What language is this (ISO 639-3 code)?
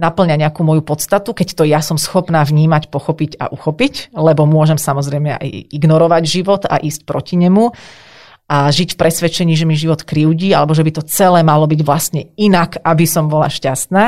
slk